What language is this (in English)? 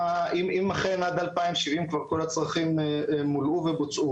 Hebrew